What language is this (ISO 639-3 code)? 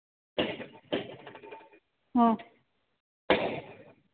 mni